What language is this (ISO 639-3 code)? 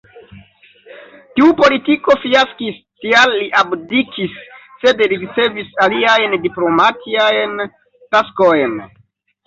epo